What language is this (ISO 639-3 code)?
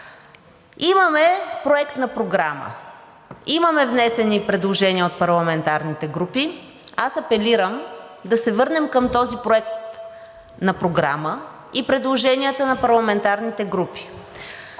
bul